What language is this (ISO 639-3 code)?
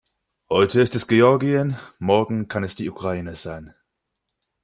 deu